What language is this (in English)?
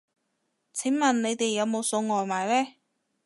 Cantonese